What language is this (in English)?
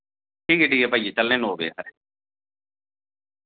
Dogri